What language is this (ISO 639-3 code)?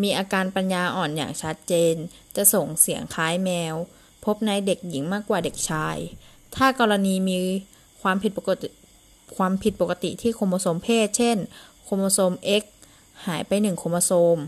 tha